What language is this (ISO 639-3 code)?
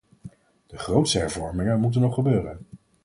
nld